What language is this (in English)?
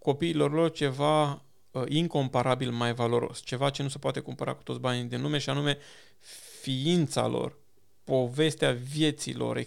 Romanian